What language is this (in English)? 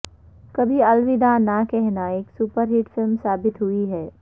Urdu